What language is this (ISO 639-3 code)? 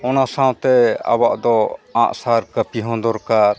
sat